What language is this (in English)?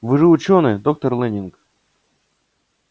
Russian